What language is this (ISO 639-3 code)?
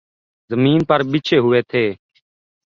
urd